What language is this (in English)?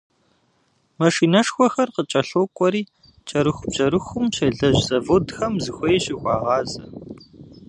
Kabardian